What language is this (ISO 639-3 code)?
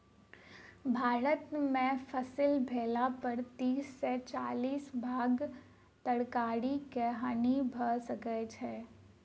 mai